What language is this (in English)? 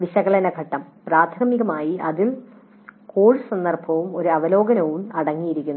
Malayalam